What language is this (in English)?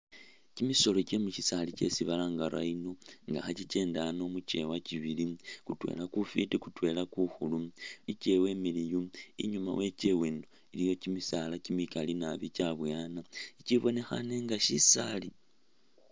Masaaba